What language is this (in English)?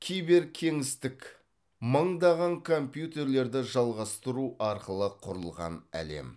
Kazakh